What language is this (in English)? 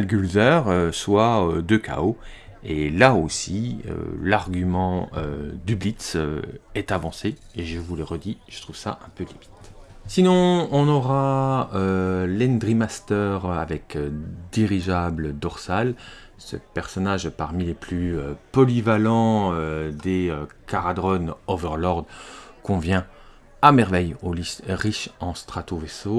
French